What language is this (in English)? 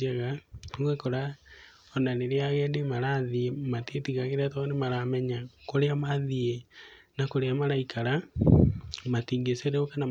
Kikuyu